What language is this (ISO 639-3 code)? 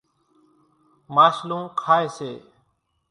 gjk